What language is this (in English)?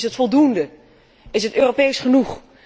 Dutch